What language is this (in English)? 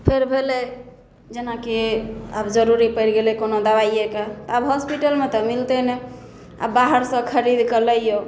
Maithili